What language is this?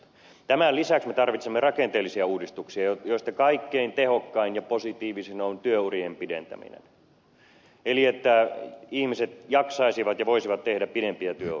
Finnish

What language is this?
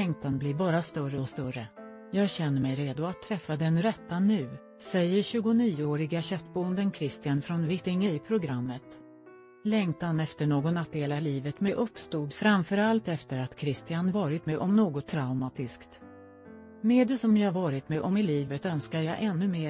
Swedish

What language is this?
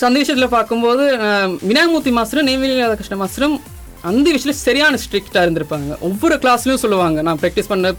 Tamil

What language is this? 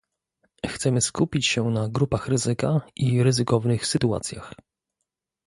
Polish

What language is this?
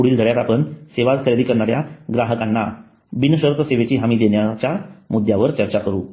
Marathi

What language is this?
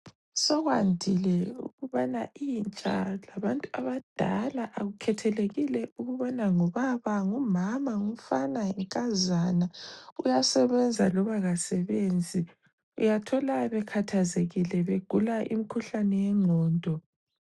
North Ndebele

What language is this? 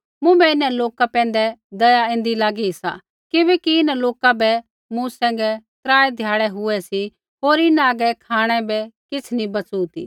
Kullu Pahari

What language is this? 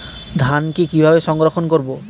Bangla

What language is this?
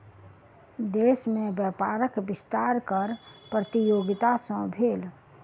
Maithili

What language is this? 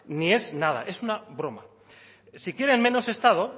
Spanish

